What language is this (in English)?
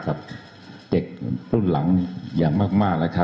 Thai